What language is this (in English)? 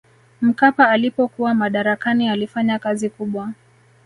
Swahili